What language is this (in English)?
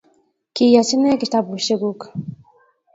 Kalenjin